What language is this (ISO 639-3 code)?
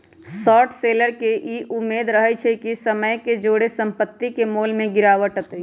mag